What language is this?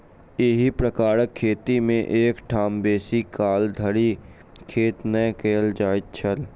Maithili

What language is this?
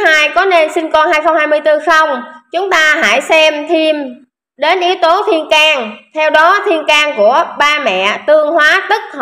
Vietnamese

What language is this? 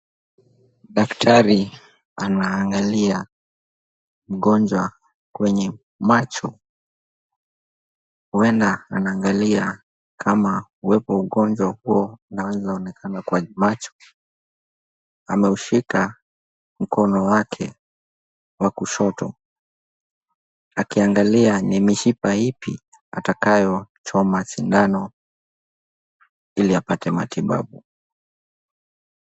Swahili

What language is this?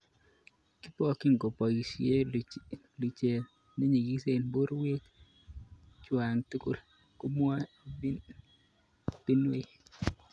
Kalenjin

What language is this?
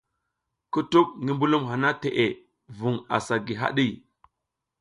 South Giziga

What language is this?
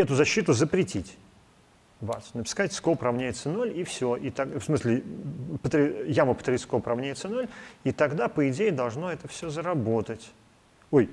Russian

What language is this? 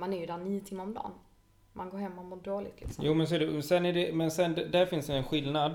Swedish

